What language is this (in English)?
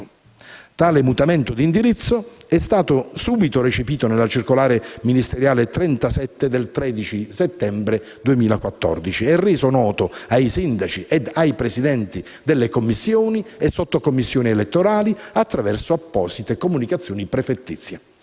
Italian